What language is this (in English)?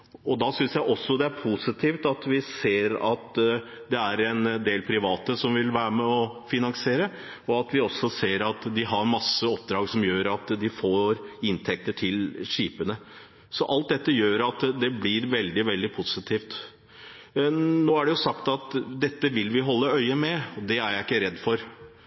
Norwegian Bokmål